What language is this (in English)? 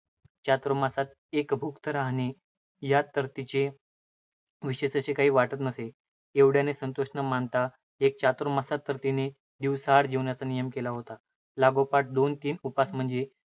Marathi